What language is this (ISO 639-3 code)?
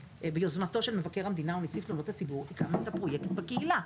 heb